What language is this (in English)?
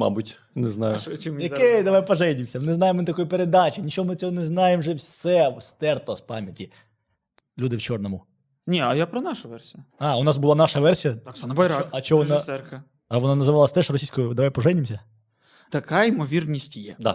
Ukrainian